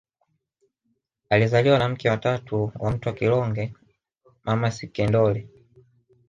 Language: Swahili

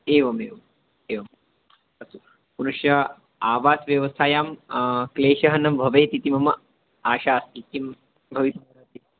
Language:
Sanskrit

